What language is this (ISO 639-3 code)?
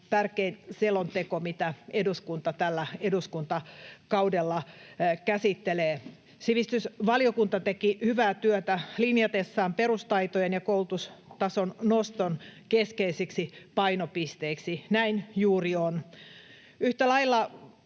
fin